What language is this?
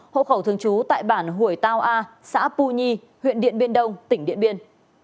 Vietnamese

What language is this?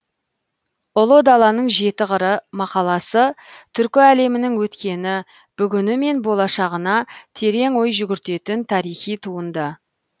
Kazakh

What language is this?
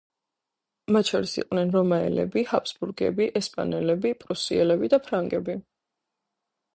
Georgian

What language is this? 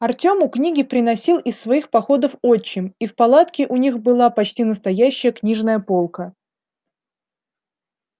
Russian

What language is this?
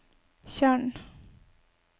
Norwegian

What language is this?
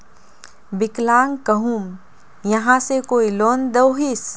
Magahi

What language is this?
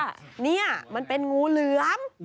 Thai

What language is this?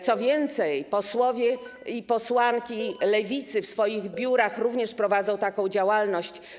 Polish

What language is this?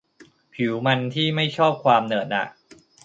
Thai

